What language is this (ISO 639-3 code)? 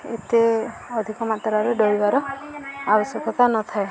ori